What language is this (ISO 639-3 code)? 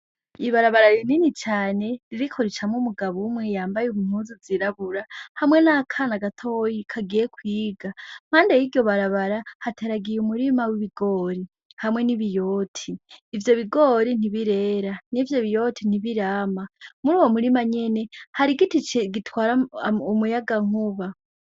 run